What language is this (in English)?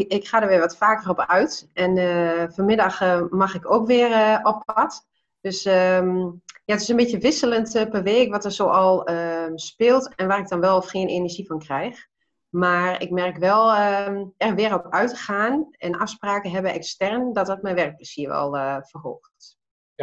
Dutch